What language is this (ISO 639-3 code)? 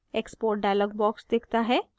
hin